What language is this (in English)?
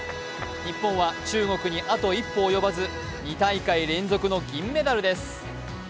Japanese